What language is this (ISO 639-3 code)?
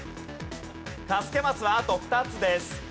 jpn